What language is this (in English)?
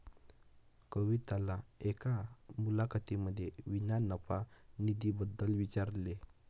Marathi